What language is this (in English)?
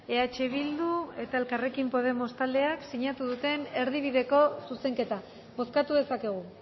Basque